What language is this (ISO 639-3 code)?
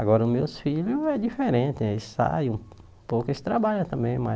por